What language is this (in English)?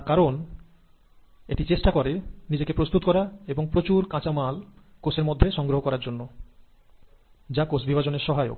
Bangla